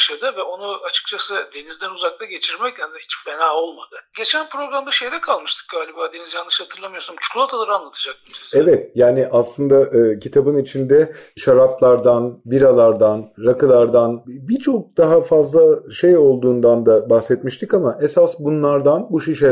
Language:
Turkish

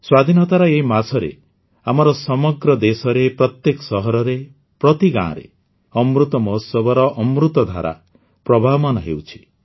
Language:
Odia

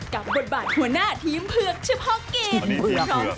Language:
Thai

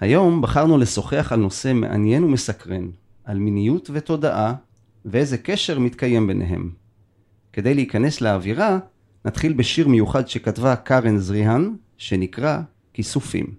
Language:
Hebrew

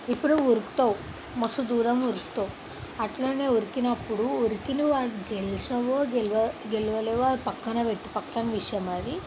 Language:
Telugu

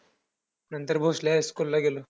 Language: Marathi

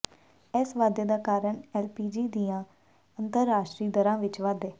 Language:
Punjabi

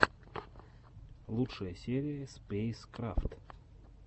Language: Russian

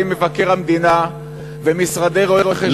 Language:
Hebrew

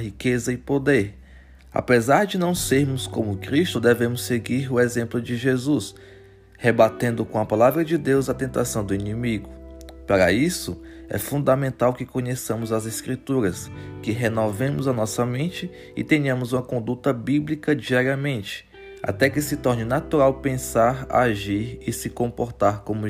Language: Portuguese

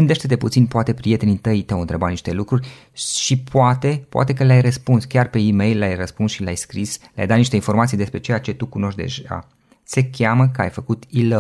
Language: Romanian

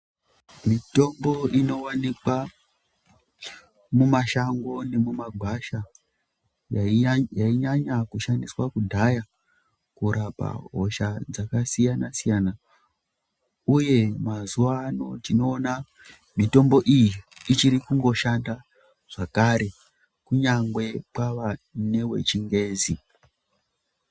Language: Ndau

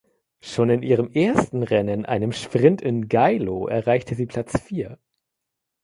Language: German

